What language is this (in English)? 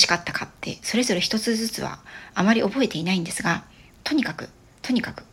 Japanese